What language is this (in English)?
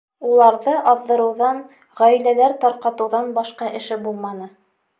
Bashkir